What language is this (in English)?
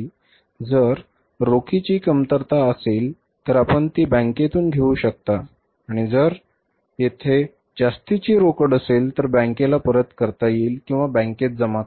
Marathi